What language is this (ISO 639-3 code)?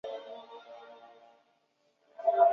zho